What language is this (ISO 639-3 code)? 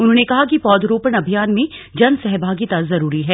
hin